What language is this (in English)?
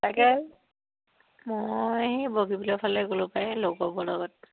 Assamese